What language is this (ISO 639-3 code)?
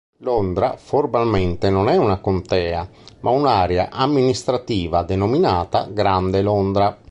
ita